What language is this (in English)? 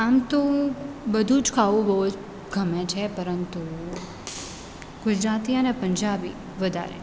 Gujarati